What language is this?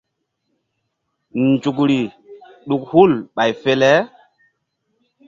Mbum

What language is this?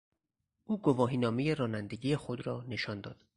Persian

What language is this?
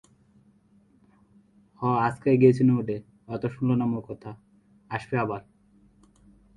Bangla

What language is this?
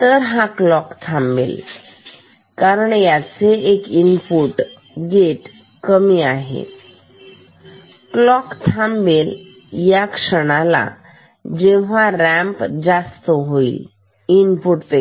Marathi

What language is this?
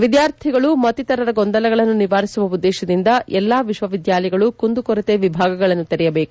Kannada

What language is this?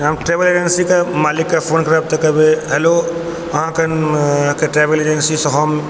Maithili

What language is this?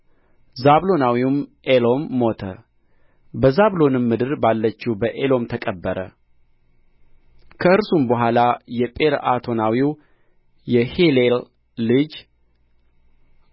Amharic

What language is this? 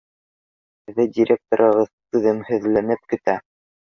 Bashkir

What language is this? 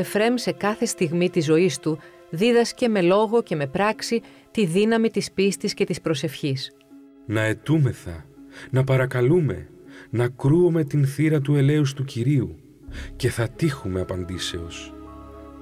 Greek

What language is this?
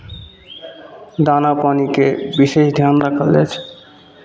Maithili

